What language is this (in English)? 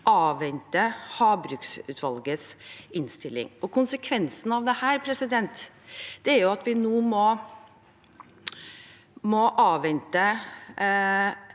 Norwegian